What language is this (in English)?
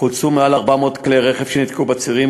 Hebrew